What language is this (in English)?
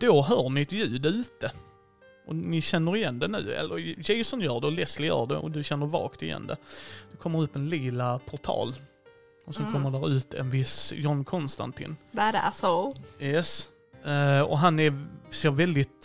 Swedish